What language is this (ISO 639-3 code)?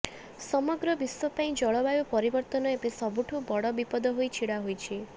ori